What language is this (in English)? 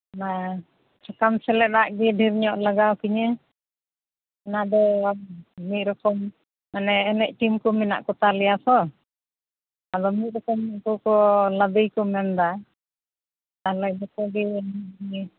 Santali